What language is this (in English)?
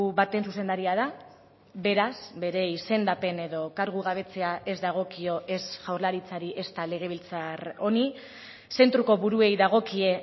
Basque